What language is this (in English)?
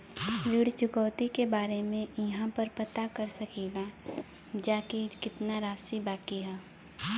Bhojpuri